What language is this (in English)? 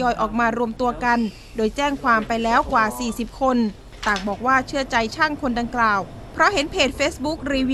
Thai